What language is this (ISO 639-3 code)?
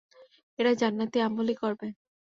ben